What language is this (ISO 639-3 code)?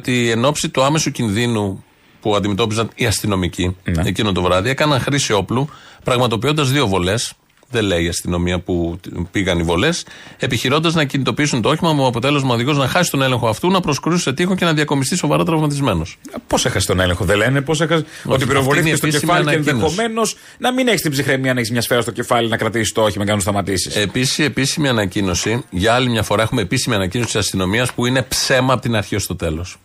ell